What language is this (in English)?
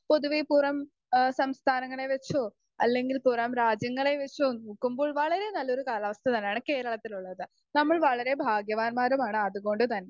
Malayalam